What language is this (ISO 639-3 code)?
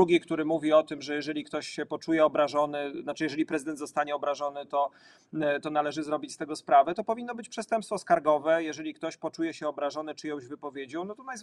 pol